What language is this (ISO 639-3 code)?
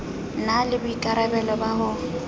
sot